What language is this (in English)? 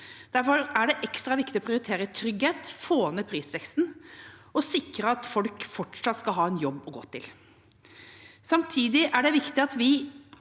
Norwegian